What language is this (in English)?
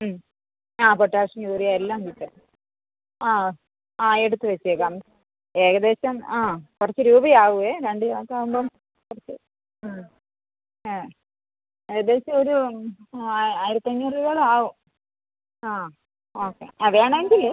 Malayalam